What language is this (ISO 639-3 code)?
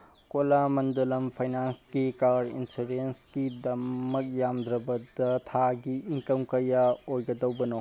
mni